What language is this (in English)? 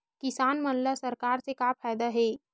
Chhattisgarhi